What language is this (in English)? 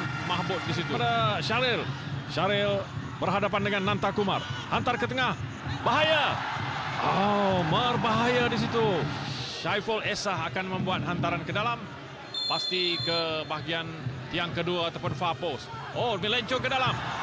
Malay